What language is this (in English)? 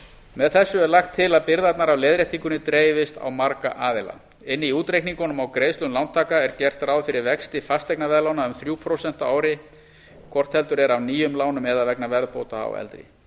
Icelandic